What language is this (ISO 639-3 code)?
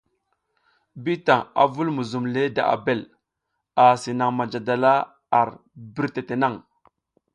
giz